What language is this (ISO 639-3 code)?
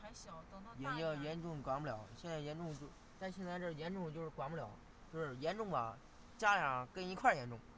zho